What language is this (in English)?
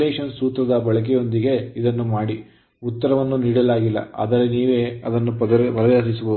Kannada